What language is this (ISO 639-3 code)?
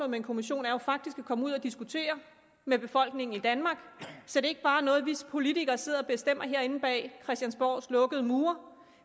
dan